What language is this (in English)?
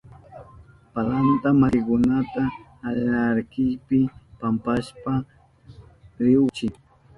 Southern Pastaza Quechua